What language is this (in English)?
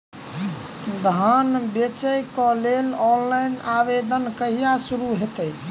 Maithili